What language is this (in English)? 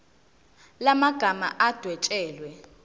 Zulu